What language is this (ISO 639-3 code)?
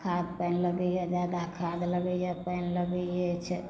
mai